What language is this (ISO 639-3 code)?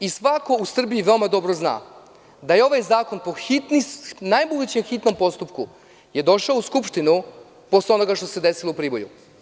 srp